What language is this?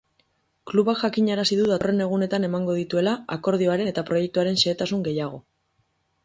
Basque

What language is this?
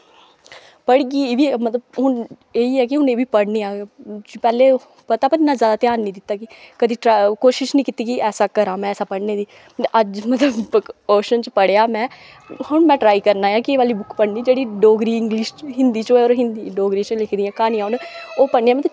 Dogri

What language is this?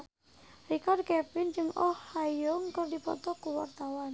Sundanese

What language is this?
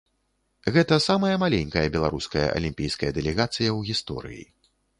Belarusian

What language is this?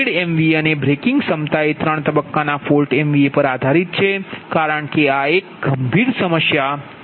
Gujarati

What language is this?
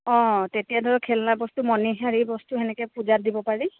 Assamese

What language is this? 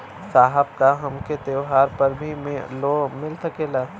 Bhojpuri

